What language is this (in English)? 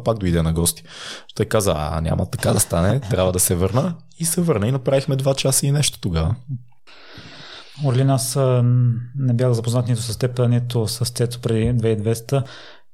Bulgarian